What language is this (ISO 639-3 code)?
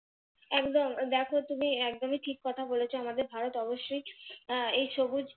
ben